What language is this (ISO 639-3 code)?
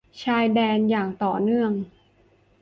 tha